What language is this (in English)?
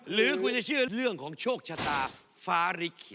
Thai